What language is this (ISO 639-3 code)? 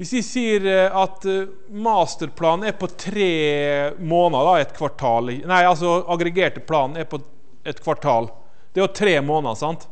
nor